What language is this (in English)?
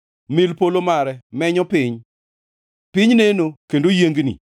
Luo (Kenya and Tanzania)